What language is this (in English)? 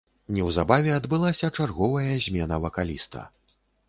Belarusian